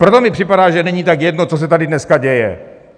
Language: Czech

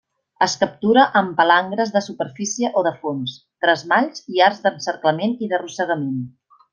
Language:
Catalan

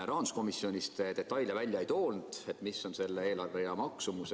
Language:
Estonian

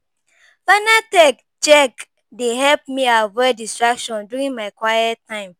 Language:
Nigerian Pidgin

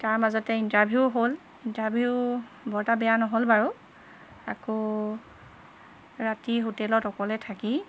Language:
Assamese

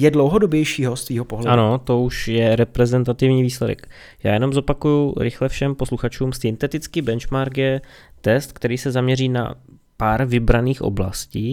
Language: Czech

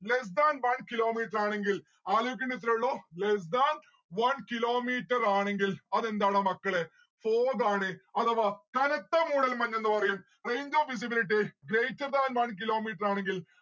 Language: Malayalam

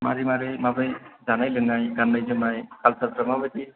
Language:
Bodo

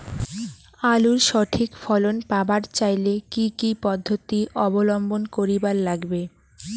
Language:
Bangla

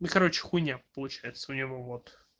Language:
Russian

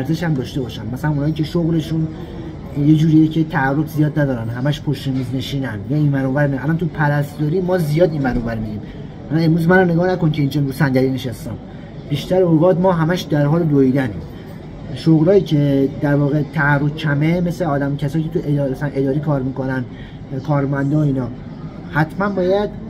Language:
Persian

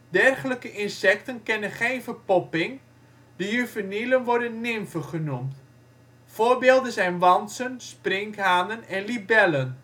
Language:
Dutch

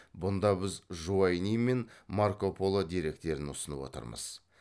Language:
Kazakh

